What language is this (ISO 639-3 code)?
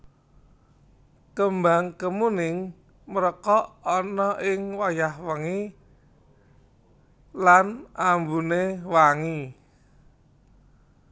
jav